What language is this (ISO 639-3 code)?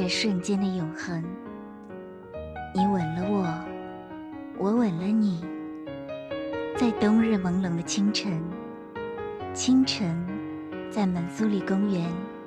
zho